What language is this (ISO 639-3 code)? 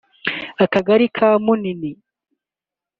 kin